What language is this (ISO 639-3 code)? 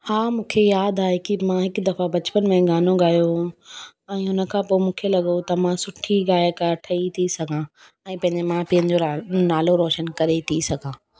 snd